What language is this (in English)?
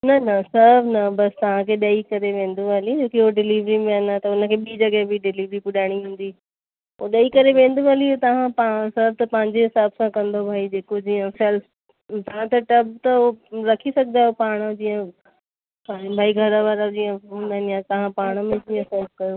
Sindhi